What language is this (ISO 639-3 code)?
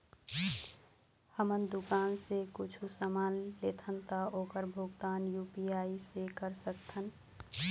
hne